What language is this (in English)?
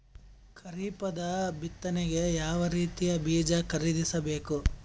Kannada